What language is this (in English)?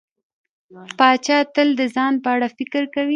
Pashto